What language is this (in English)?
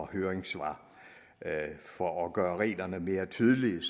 Danish